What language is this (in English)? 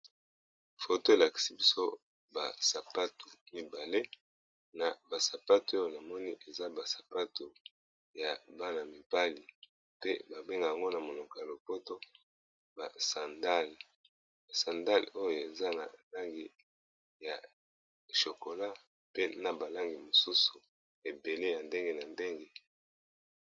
Lingala